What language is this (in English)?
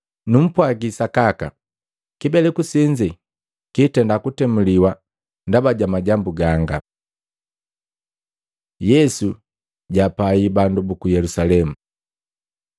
Matengo